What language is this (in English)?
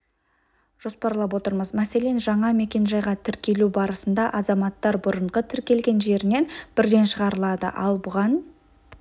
Kazakh